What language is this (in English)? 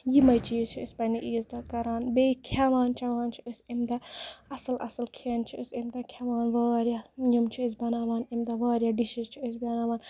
Kashmiri